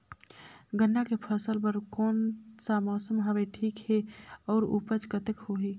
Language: Chhattisgarhi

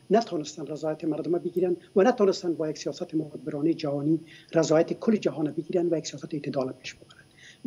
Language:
Persian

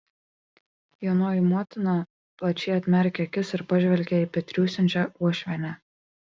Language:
Lithuanian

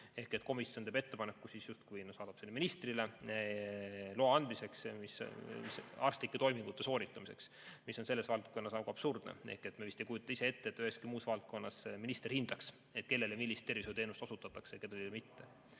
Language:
Estonian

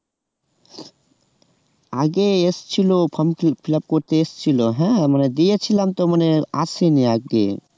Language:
Bangla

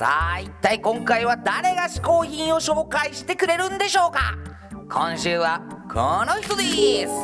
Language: Japanese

